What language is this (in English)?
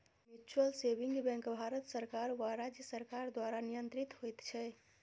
Maithili